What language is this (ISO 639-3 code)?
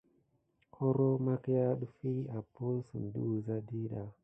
gid